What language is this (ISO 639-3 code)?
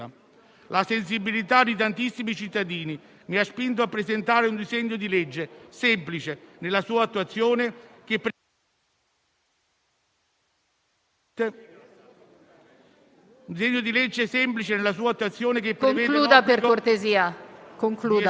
ita